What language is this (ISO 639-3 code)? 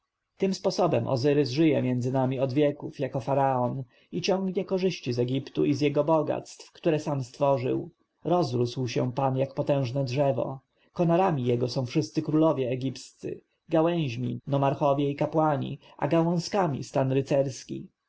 pol